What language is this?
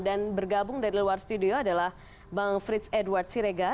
Indonesian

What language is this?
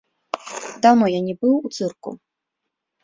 Belarusian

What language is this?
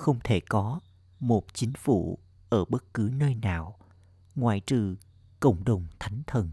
Vietnamese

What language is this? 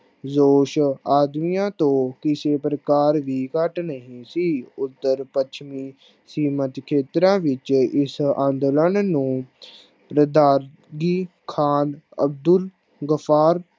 Punjabi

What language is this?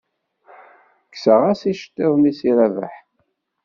Kabyle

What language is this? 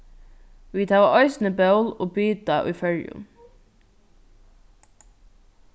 Faroese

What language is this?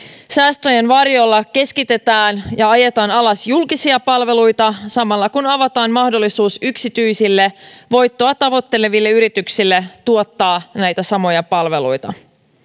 Finnish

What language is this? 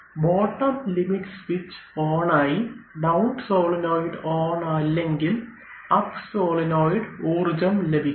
Malayalam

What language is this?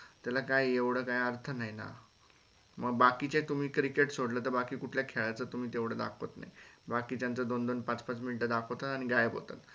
Marathi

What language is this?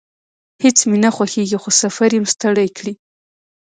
Pashto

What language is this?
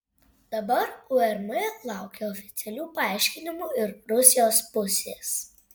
Lithuanian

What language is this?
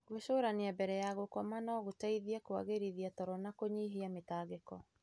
Kikuyu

